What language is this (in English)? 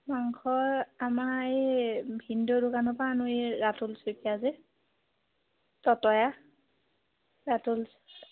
Assamese